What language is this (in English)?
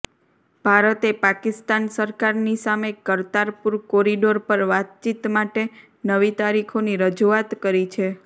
Gujarati